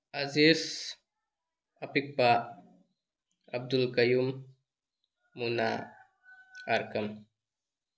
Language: Manipuri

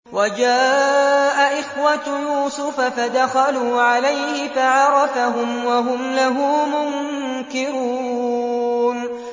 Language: Arabic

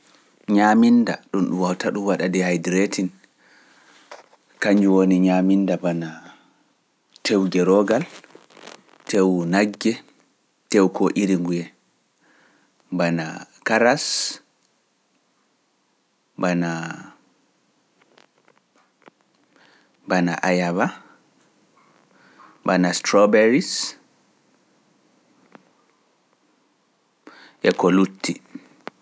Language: Pular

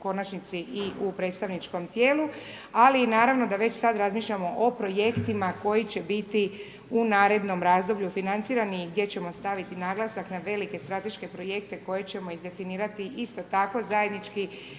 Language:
Croatian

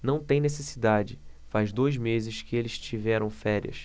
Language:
Portuguese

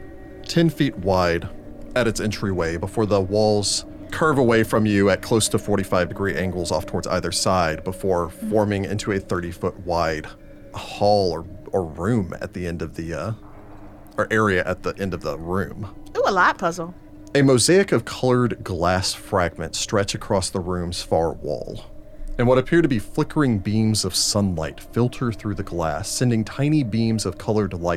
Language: English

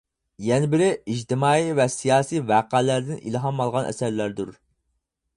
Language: Uyghur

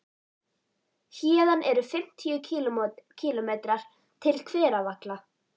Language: Icelandic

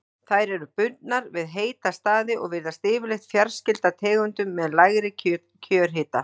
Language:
Icelandic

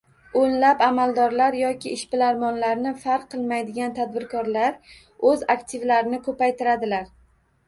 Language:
Uzbek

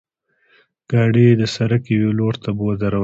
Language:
Pashto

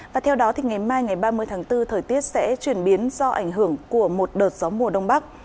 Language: Vietnamese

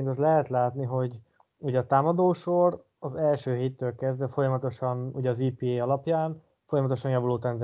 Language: Hungarian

